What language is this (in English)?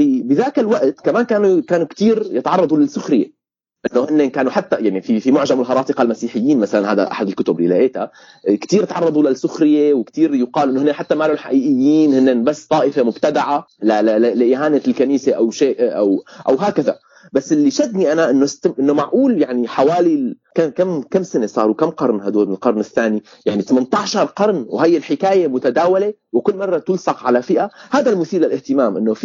Arabic